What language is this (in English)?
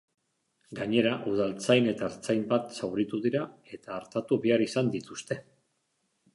Basque